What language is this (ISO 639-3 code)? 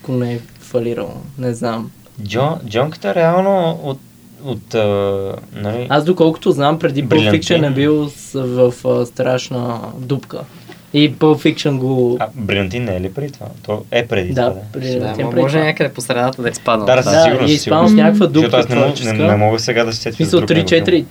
bul